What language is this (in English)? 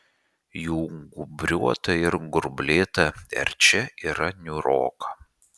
Lithuanian